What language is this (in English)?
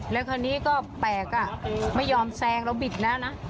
Thai